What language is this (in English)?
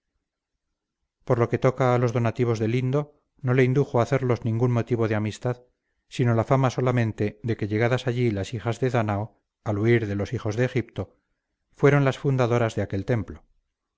Spanish